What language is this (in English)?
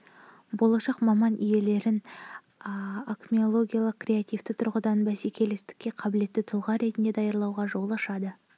Kazakh